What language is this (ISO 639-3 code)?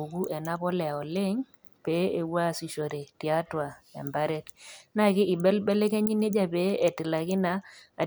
mas